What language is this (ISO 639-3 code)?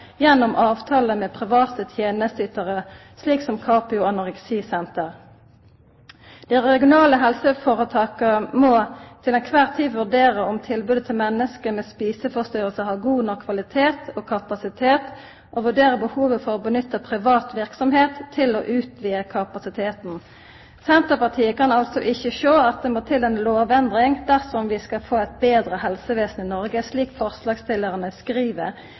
nno